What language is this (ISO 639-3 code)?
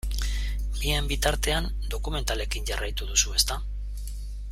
eus